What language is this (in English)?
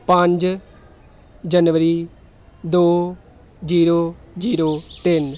Punjabi